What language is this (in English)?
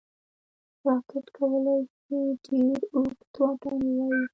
Pashto